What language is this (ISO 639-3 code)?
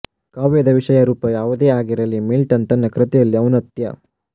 kan